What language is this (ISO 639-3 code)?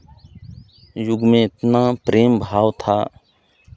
hin